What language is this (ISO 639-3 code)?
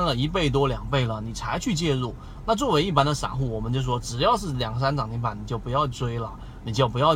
zho